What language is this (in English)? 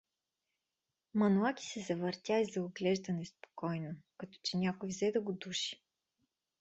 Bulgarian